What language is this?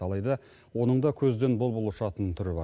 Kazakh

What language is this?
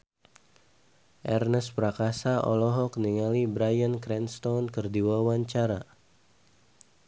Sundanese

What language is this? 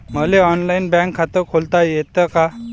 Marathi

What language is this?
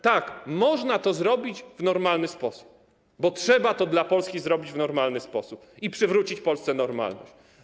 Polish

